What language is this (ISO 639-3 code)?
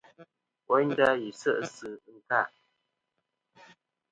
bkm